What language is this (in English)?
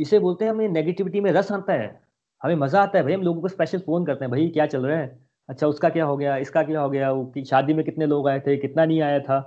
Hindi